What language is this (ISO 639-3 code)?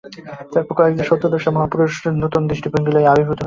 ben